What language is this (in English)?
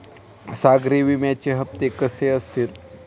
Marathi